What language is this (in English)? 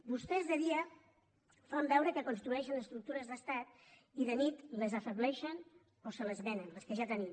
Catalan